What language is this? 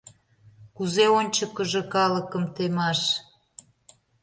Mari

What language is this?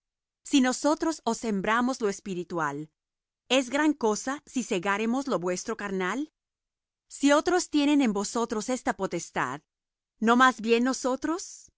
Spanish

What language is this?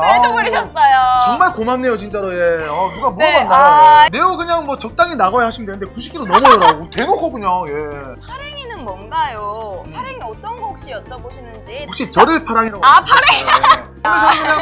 Korean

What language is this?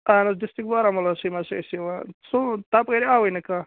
Kashmiri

